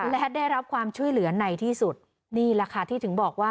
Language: Thai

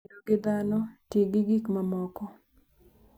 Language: Luo (Kenya and Tanzania)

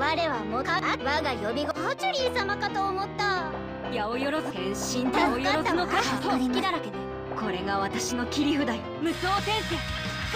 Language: Japanese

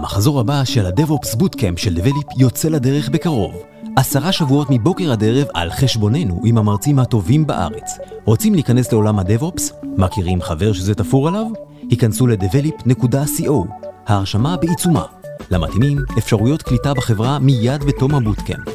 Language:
Hebrew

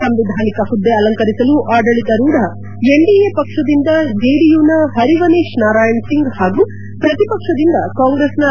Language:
Kannada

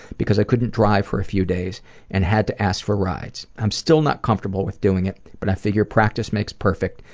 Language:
English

